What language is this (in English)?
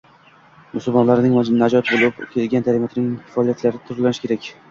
Uzbek